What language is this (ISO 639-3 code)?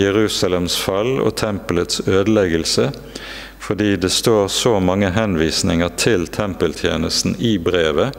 nor